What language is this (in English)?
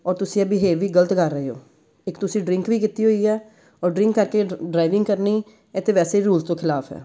Punjabi